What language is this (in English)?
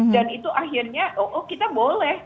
Indonesian